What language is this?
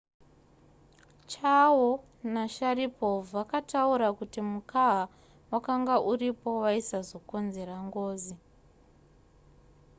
Shona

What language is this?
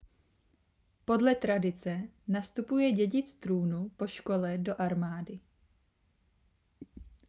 Czech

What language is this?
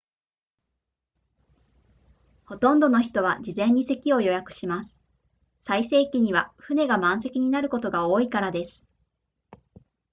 Japanese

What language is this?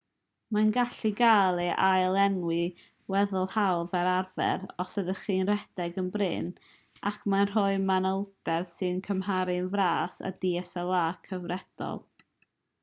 Welsh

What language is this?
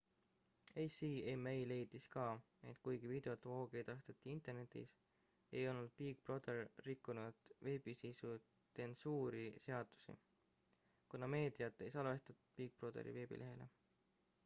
Estonian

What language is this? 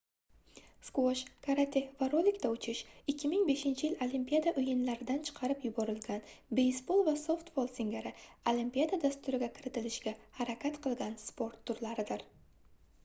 Uzbek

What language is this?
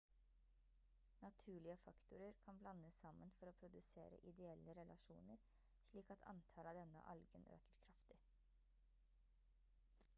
Norwegian Bokmål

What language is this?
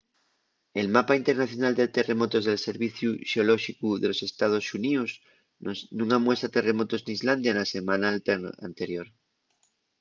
Asturian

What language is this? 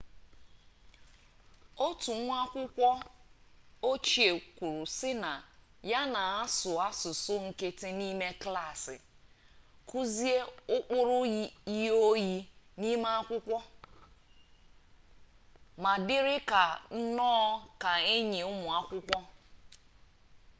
Igbo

